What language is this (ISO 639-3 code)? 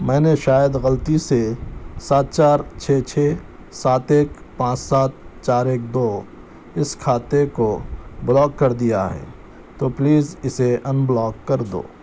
urd